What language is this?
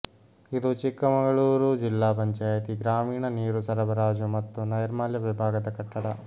Kannada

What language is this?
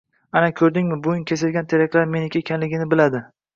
Uzbek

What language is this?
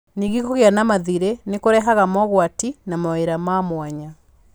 Kikuyu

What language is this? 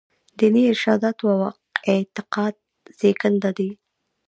Pashto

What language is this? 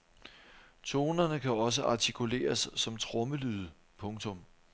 Danish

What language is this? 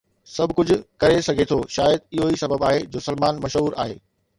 Sindhi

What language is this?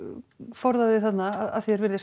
Icelandic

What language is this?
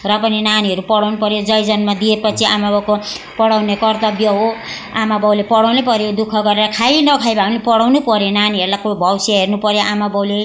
Nepali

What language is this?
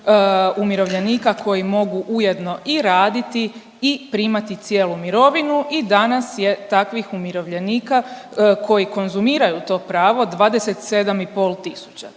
Croatian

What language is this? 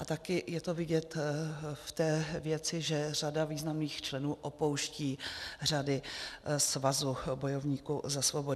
Czech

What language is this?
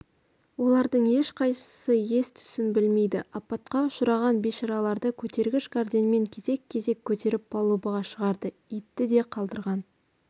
Kazakh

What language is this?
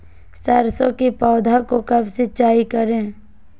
Magahi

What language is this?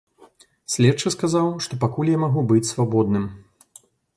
Belarusian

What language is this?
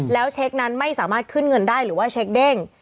Thai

